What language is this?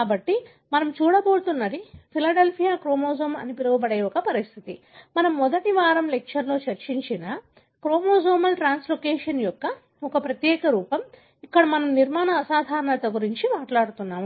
Telugu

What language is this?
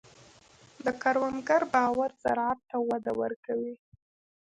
Pashto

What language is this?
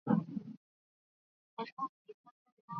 Swahili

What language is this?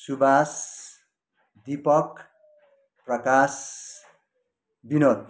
Nepali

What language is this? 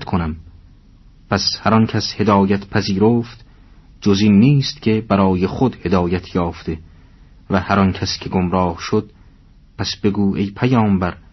Persian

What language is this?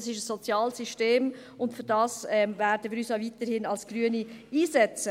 Swiss German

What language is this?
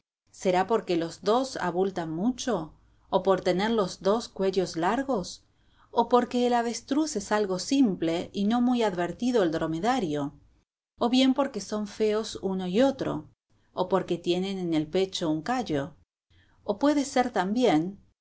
Spanish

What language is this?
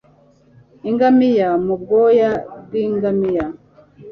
Kinyarwanda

